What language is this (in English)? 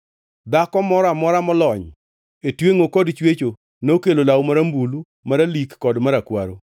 Luo (Kenya and Tanzania)